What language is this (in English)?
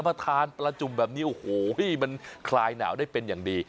Thai